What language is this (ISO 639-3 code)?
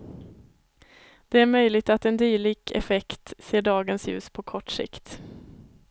swe